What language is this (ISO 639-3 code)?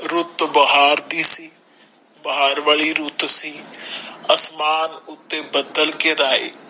pan